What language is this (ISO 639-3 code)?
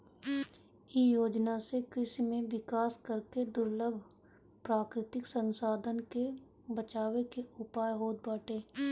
bho